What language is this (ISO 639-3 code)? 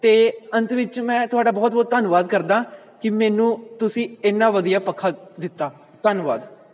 pan